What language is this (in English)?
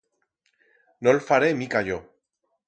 Aragonese